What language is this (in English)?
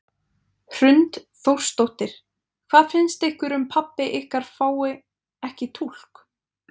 Icelandic